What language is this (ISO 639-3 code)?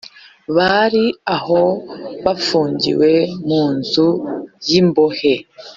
kin